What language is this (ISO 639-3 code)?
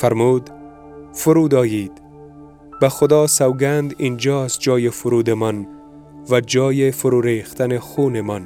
fas